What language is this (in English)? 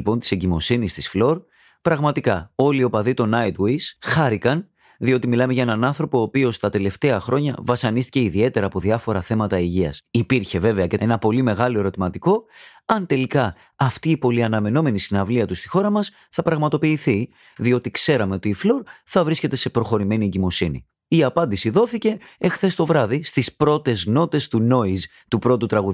Greek